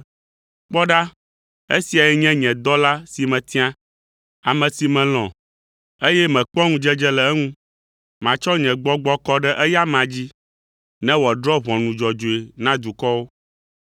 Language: Ewe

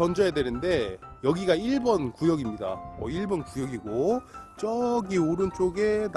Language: Korean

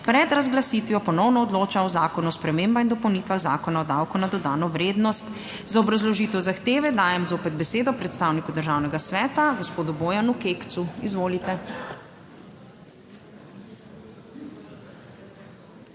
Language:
Slovenian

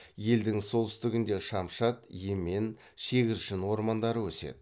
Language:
Kazakh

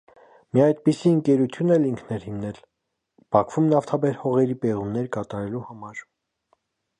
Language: Armenian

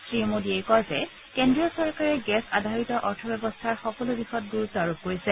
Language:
Assamese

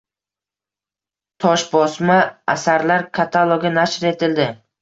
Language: Uzbek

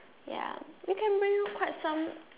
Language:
English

